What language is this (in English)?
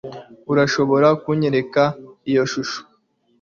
Kinyarwanda